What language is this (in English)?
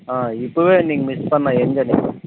Tamil